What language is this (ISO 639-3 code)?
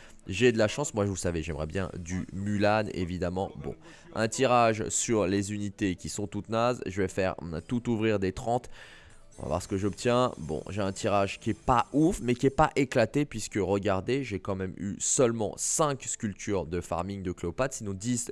fra